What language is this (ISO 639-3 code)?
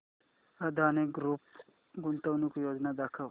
mar